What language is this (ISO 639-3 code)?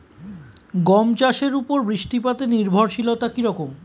ben